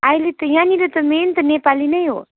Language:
Nepali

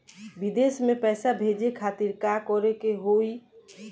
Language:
Bhojpuri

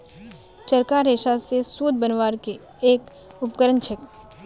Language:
Magahi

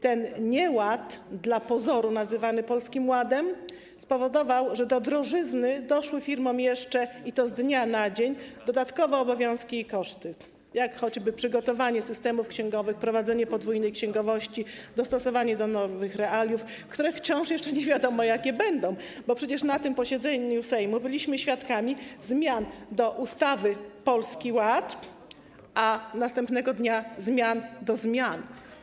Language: Polish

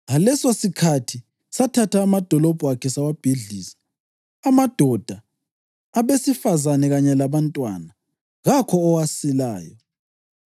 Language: North Ndebele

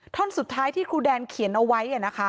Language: Thai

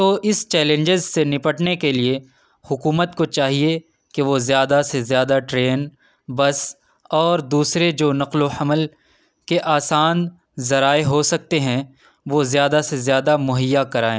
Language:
Urdu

